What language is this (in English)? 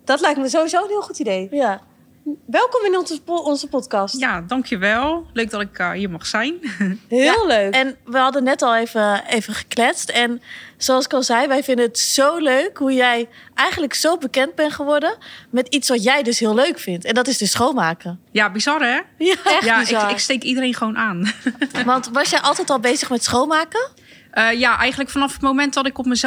Dutch